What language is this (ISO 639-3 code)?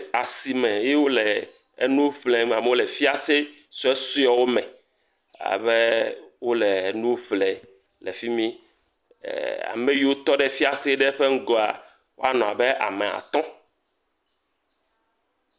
ewe